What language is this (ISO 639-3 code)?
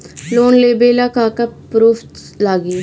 bho